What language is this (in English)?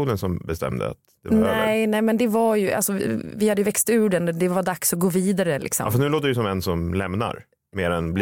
Swedish